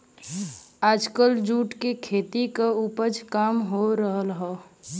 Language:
Bhojpuri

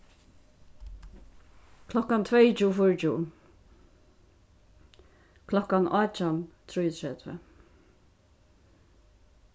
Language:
Faroese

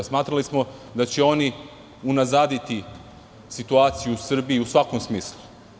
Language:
Serbian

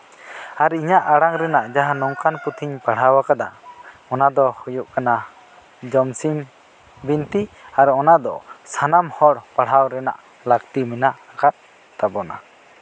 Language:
Santali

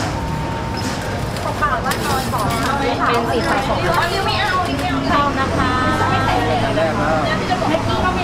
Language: Thai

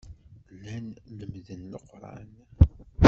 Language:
Kabyle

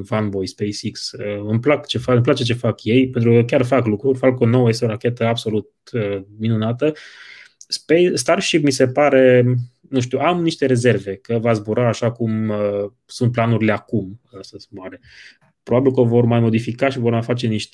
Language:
Romanian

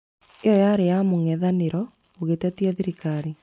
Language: Kikuyu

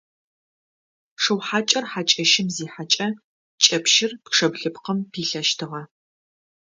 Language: Adyghe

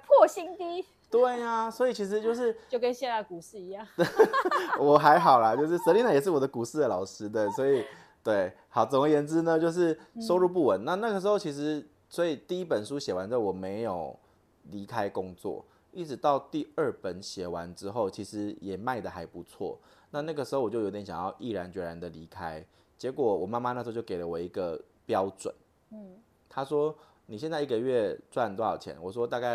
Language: Chinese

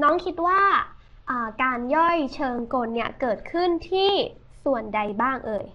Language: Thai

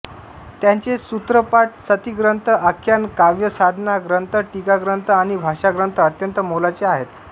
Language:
Marathi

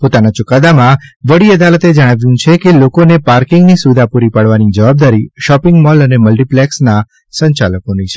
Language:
Gujarati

